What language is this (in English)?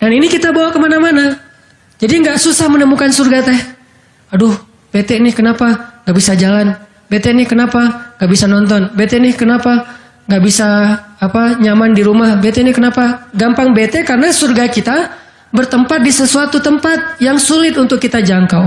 Indonesian